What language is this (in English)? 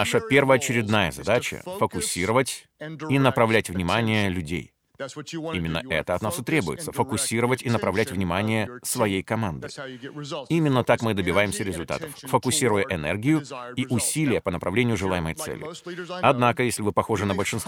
Russian